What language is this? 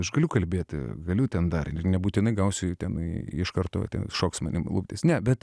Lithuanian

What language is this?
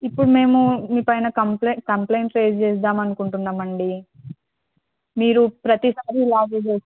Telugu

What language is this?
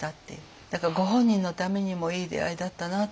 Japanese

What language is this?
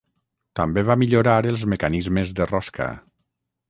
Catalan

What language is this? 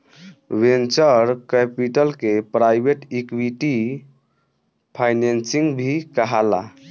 Bhojpuri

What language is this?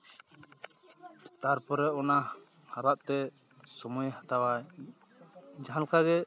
Santali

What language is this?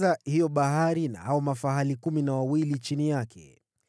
Swahili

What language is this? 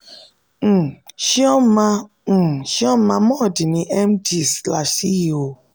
Yoruba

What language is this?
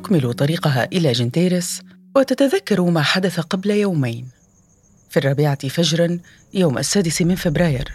Arabic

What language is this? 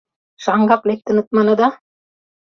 Mari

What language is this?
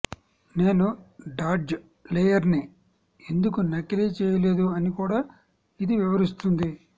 Telugu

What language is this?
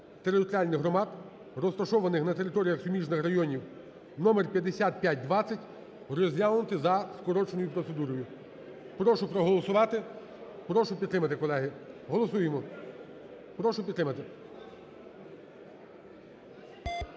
Ukrainian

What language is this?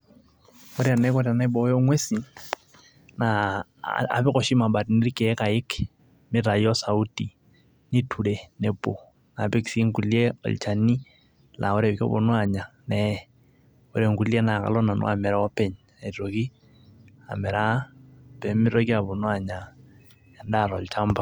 Masai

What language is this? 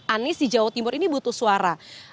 Indonesian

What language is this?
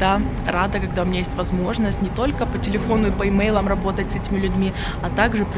Russian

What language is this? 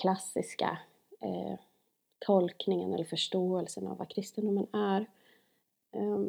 Swedish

